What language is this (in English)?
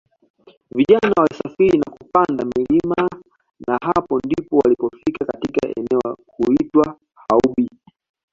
Swahili